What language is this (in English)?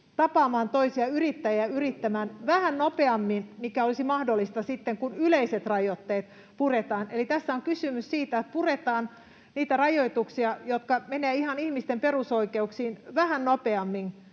Finnish